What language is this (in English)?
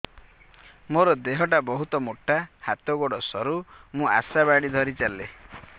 Odia